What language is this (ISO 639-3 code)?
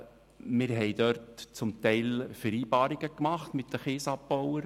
gsw